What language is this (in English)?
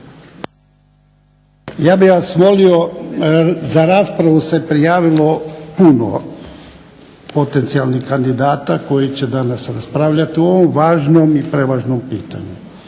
Croatian